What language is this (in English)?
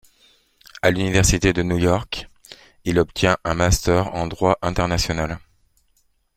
French